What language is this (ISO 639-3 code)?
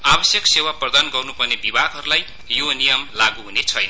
nep